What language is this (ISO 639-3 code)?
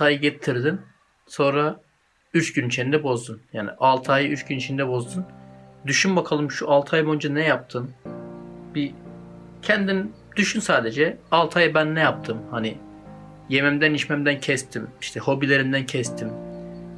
tur